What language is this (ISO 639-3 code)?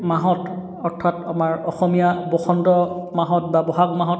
asm